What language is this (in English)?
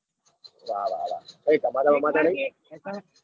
Gujarati